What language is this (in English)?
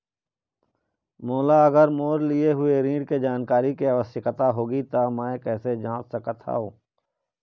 Chhattisgarhi